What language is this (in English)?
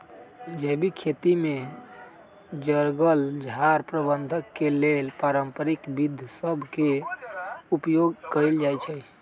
Magahi